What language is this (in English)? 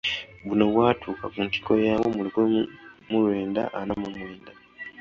Ganda